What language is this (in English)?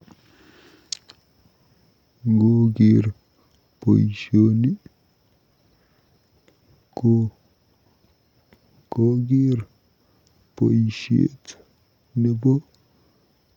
Kalenjin